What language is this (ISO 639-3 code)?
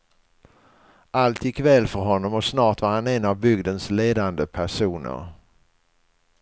swe